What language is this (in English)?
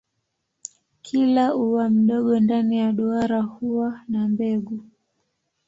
Swahili